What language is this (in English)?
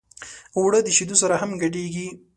Pashto